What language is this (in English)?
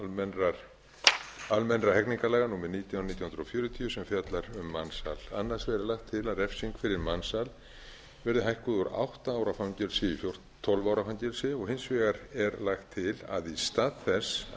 Icelandic